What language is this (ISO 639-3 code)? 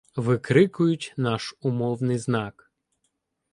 ukr